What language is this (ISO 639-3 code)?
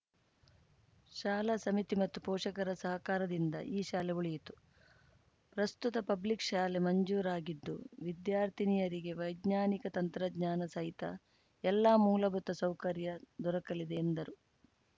kan